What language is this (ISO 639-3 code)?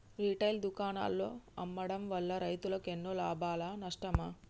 tel